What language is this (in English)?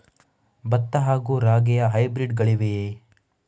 Kannada